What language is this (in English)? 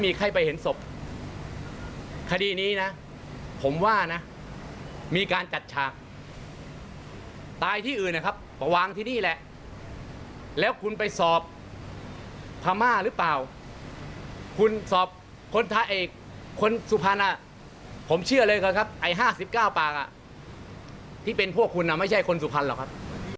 Thai